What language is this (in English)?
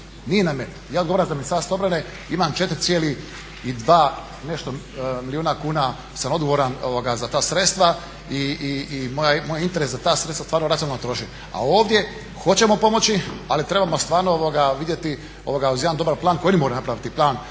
Croatian